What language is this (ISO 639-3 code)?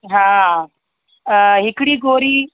snd